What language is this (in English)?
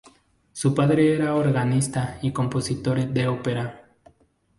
Spanish